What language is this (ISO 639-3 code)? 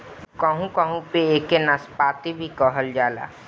bho